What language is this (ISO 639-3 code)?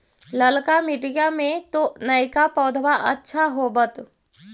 mag